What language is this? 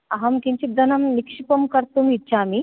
Sanskrit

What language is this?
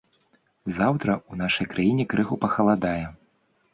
Belarusian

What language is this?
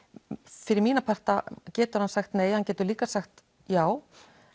Icelandic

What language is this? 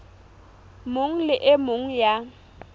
Southern Sotho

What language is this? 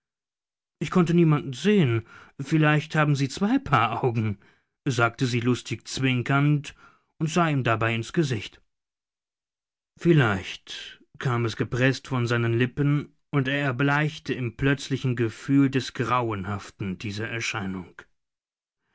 German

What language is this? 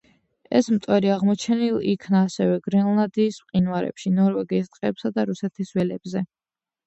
Georgian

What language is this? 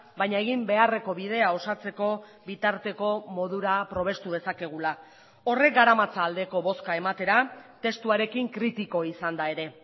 Basque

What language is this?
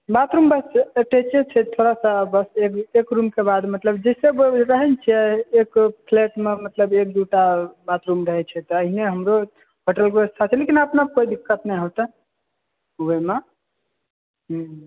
Maithili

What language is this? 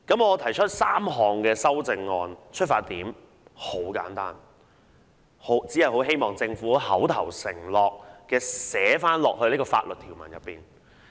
Cantonese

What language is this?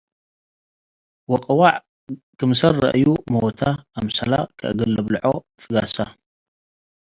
Tigre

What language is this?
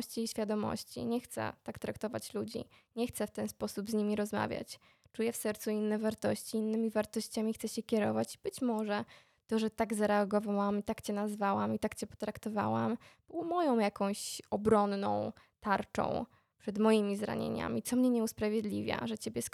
Polish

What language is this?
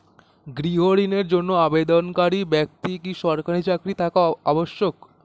Bangla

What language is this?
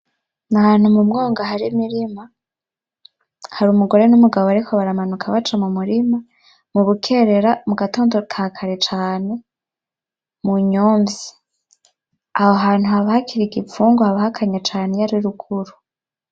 Rundi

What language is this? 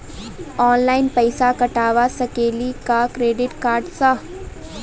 Maithili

